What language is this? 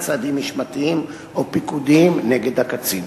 Hebrew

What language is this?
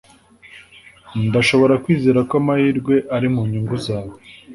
Kinyarwanda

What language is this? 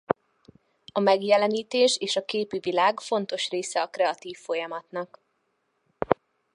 Hungarian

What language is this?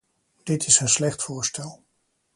Dutch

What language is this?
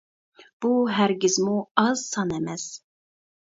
Uyghur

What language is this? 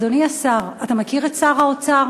Hebrew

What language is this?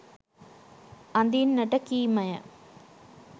Sinhala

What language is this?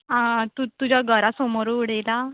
Konkani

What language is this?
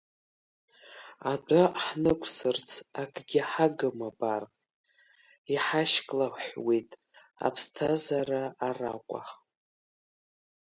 Abkhazian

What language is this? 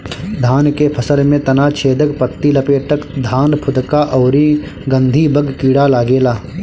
Bhojpuri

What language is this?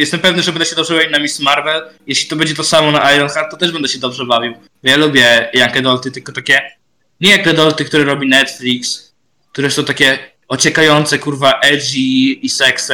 Polish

